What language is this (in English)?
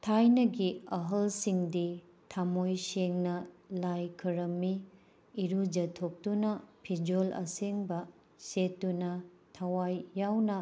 Manipuri